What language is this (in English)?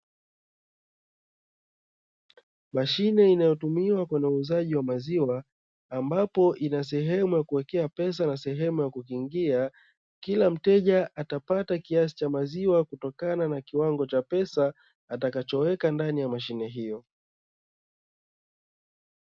Swahili